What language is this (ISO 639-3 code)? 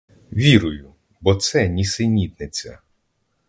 ukr